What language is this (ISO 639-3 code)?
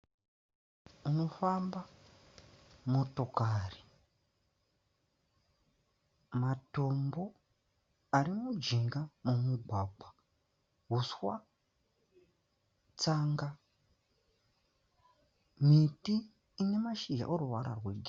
sna